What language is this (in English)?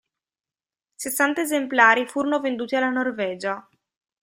Italian